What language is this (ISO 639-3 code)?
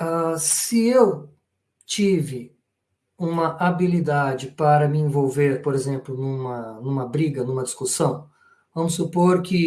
por